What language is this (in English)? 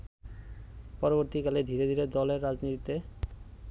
Bangla